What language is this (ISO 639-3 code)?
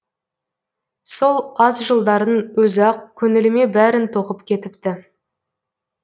kaz